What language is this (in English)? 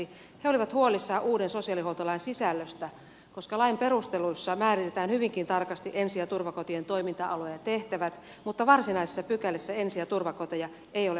Finnish